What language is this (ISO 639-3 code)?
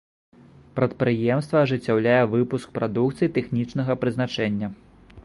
bel